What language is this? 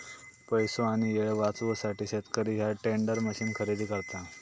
Marathi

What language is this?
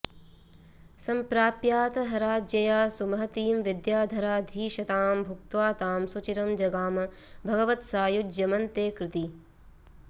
Sanskrit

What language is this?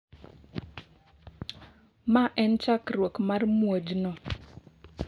Luo (Kenya and Tanzania)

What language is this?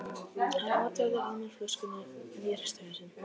Icelandic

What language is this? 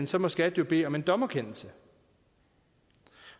Danish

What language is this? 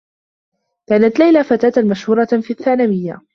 Arabic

